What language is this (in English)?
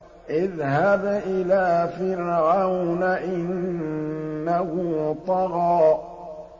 Arabic